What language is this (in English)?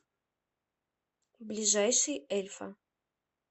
Russian